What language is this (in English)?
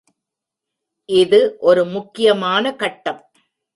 Tamil